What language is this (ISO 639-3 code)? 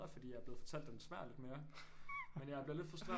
dan